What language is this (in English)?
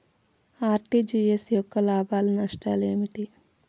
Telugu